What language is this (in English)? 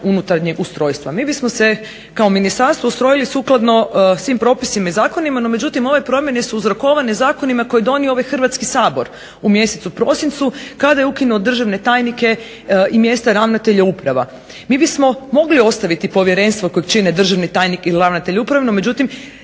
Croatian